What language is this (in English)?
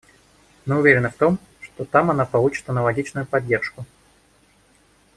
Russian